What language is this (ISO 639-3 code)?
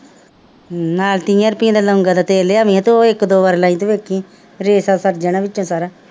pan